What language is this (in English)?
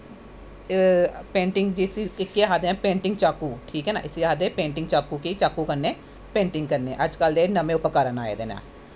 Dogri